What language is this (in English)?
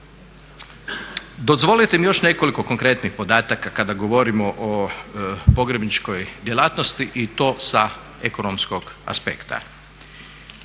Croatian